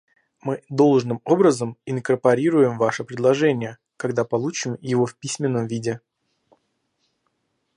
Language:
Russian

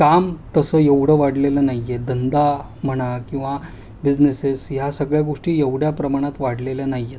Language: Marathi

